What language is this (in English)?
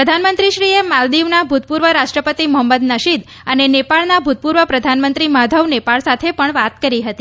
Gujarati